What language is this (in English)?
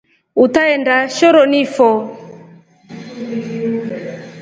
Rombo